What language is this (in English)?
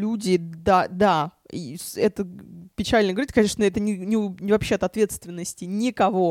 Russian